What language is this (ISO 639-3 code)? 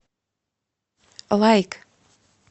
rus